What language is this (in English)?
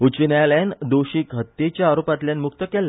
Konkani